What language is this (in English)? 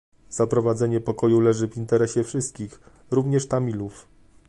Polish